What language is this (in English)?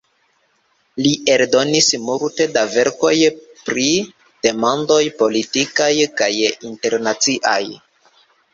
Esperanto